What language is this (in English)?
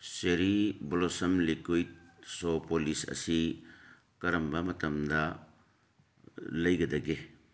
Manipuri